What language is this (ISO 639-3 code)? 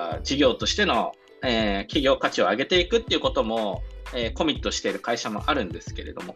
jpn